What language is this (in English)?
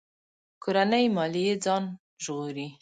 Pashto